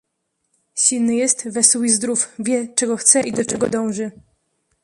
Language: Polish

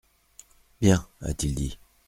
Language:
French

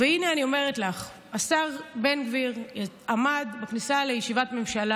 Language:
Hebrew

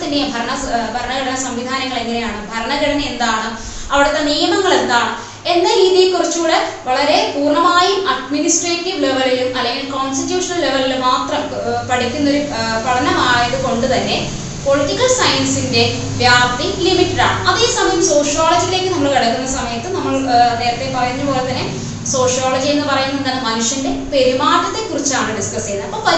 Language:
Malayalam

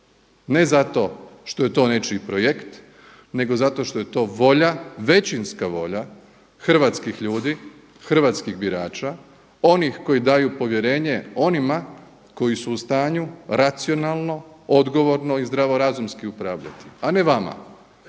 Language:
Croatian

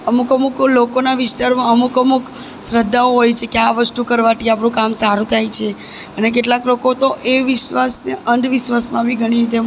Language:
Gujarati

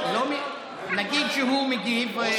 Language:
Hebrew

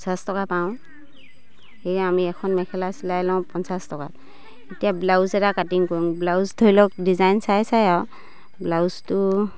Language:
Assamese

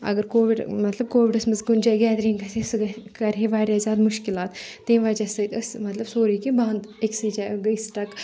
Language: Kashmiri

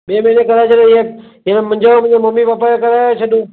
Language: Sindhi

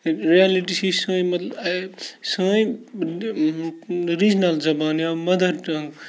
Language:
Kashmiri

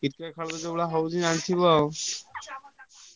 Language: Odia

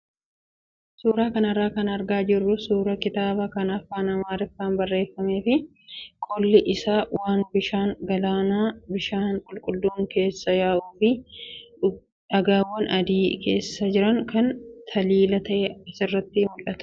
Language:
Oromo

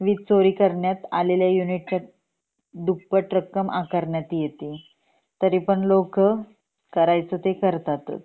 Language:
Marathi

